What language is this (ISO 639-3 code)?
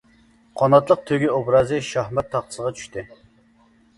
uig